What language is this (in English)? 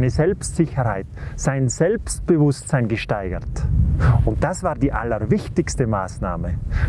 German